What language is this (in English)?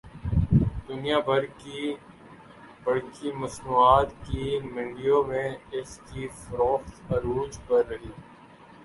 Urdu